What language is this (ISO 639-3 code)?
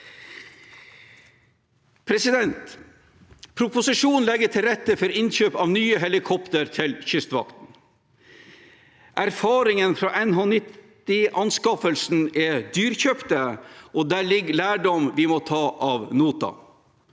nor